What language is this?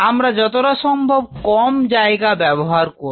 Bangla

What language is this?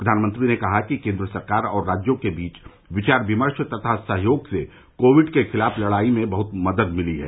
Hindi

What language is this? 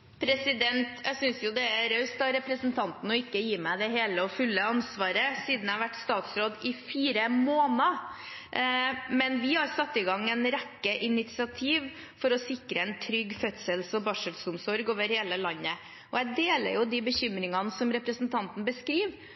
Norwegian Bokmål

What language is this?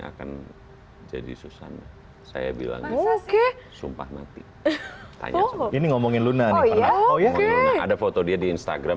Indonesian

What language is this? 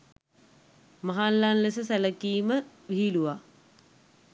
Sinhala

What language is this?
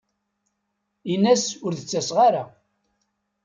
Kabyle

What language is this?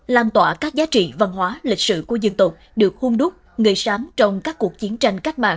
Vietnamese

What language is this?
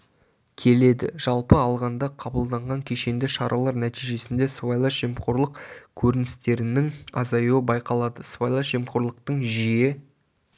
Kazakh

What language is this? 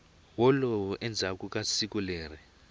Tsonga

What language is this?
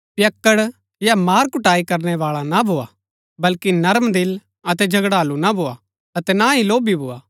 Gaddi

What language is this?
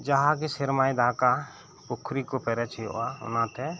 Santali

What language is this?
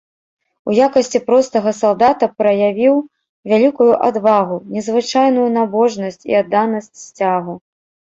Belarusian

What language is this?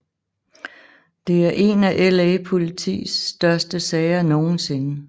Danish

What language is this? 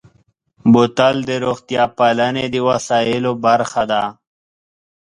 Pashto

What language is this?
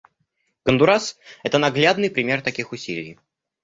Russian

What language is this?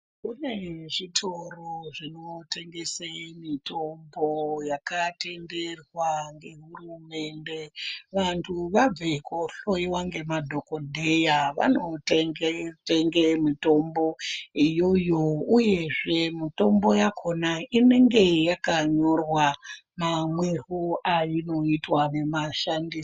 Ndau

